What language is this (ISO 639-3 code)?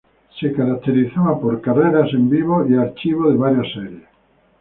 spa